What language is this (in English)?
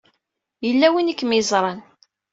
Kabyle